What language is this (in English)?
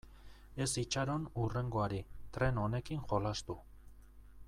Basque